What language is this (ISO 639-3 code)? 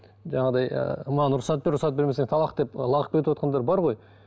kaz